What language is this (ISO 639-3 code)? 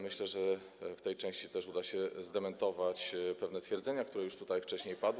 pol